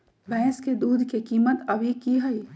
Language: Magahi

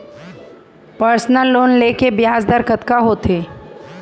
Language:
Chhattisgarhi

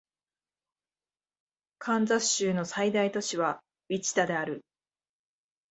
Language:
Japanese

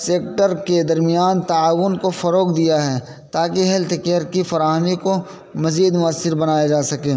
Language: Urdu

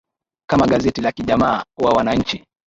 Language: Swahili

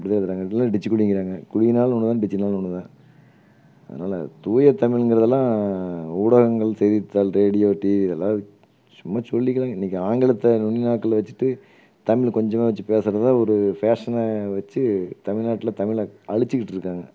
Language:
Tamil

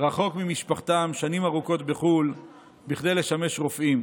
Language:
Hebrew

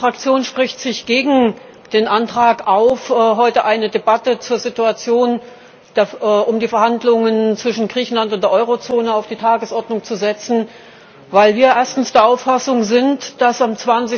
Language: German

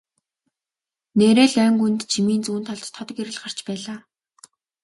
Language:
Mongolian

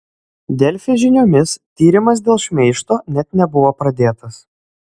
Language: Lithuanian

